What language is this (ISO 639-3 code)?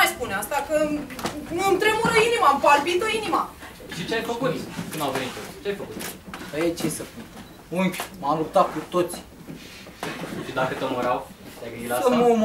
ron